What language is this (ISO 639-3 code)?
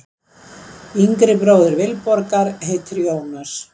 isl